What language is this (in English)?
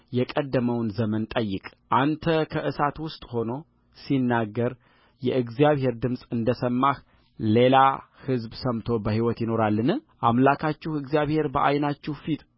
Amharic